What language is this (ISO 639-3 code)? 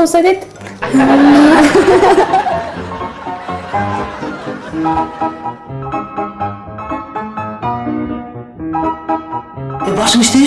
tur